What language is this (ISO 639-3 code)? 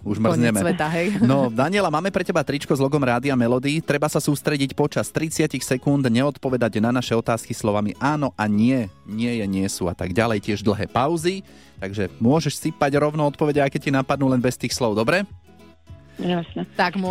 slk